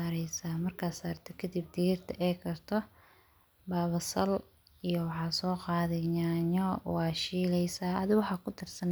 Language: Somali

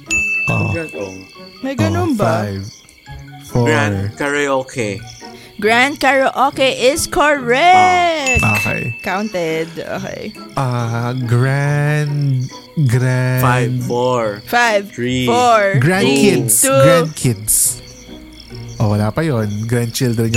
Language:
Filipino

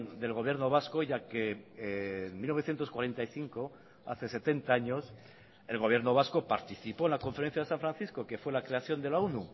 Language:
Spanish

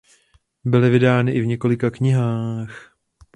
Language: Czech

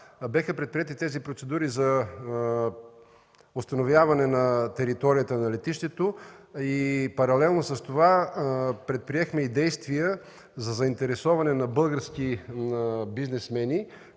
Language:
Bulgarian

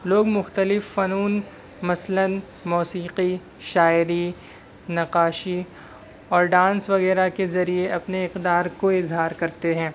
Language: Urdu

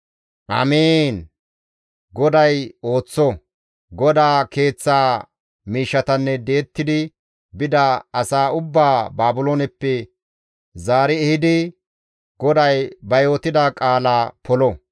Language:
Gamo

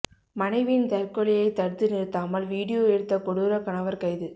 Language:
Tamil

